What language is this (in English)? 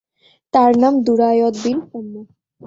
Bangla